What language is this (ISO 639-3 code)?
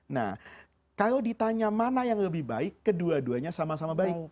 ind